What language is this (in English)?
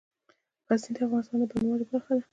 Pashto